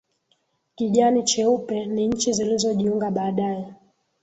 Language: Swahili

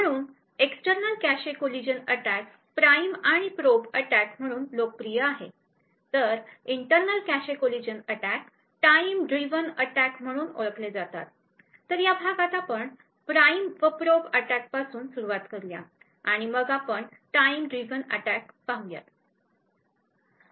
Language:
Marathi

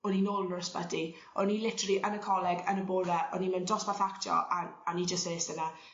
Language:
Welsh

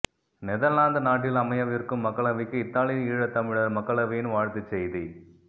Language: Tamil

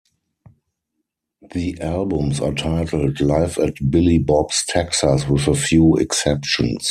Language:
English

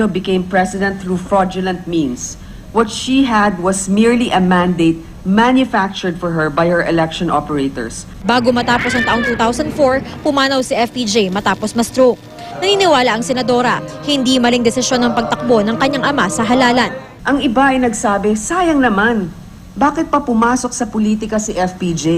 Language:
Filipino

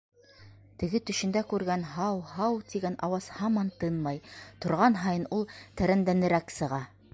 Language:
Bashkir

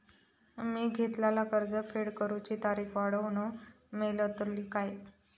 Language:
Marathi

